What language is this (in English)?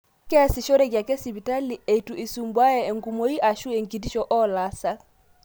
Masai